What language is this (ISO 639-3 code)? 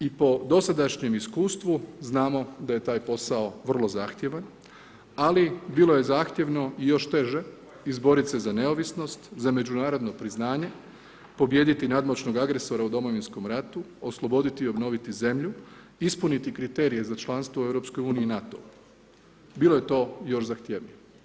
hrv